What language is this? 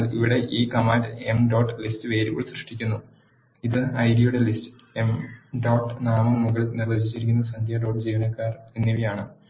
Malayalam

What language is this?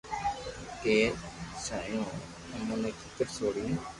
Loarki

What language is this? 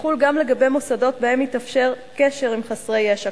Hebrew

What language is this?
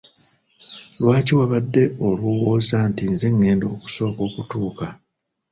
Ganda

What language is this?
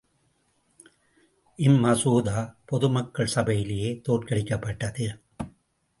Tamil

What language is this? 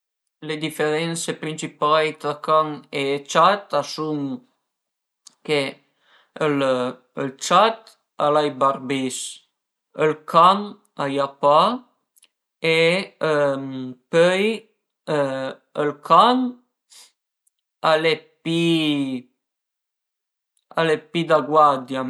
Piedmontese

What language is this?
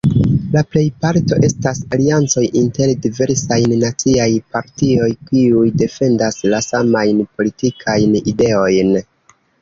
Esperanto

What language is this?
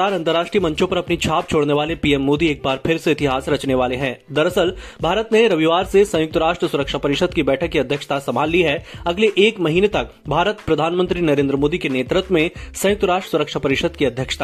Hindi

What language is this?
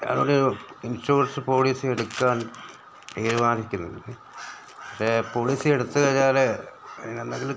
Malayalam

